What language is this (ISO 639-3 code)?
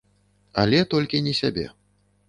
bel